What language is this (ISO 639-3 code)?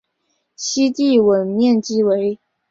zho